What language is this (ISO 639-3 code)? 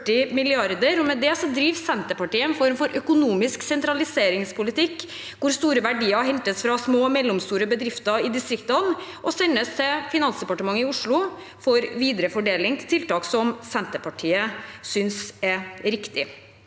nor